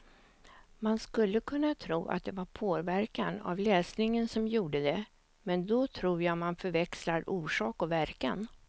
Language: Swedish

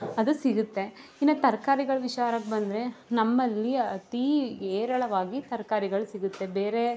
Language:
Kannada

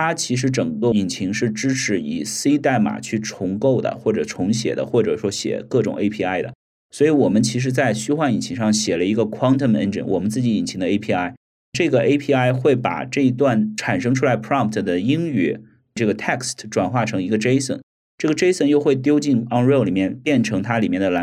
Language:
Chinese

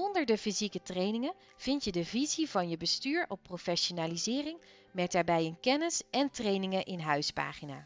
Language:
Dutch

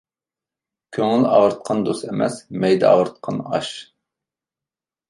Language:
Uyghur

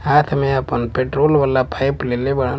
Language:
Bhojpuri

